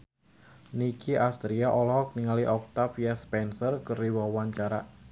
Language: Sundanese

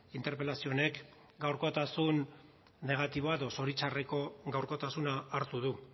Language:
Basque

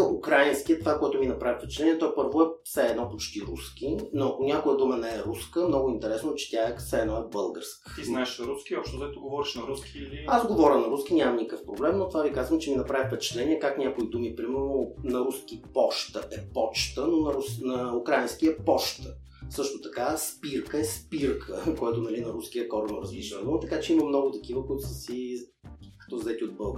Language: Bulgarian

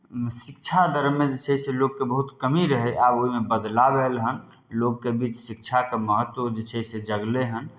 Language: Maithili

